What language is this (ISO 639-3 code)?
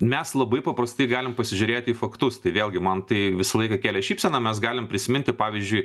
lit